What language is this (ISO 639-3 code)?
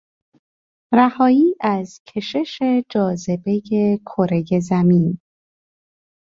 fas